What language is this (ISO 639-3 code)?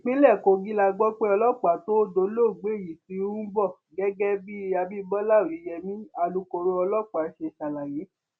yor